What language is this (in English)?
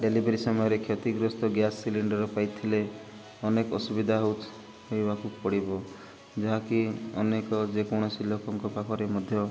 Odia